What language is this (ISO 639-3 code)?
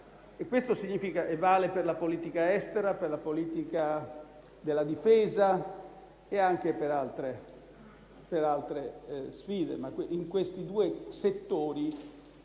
ita